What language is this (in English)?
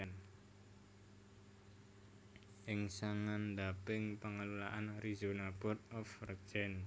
Javanese